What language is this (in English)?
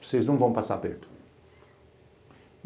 Portuguese